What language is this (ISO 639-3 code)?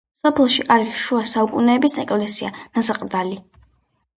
kat